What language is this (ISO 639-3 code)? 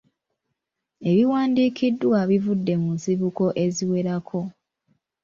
lug